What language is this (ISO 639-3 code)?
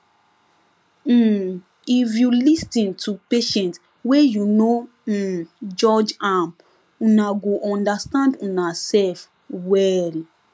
pcm